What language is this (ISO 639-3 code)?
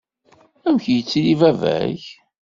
kab